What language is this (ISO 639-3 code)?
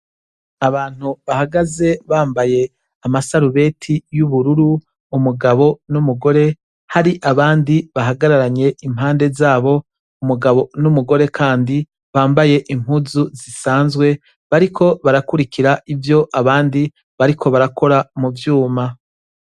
run